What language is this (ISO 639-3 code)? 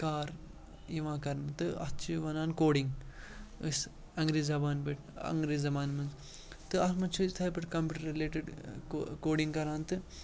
kas